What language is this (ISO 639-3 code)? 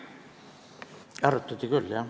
est